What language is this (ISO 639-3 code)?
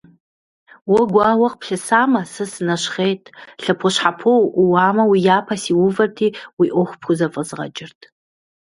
kbd